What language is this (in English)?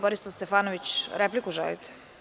Serbian